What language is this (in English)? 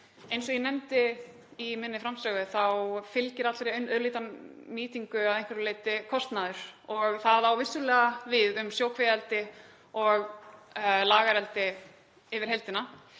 Icelandic